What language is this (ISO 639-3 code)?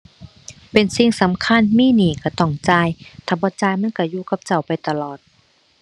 tha